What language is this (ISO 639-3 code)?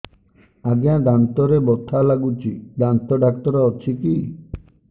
ori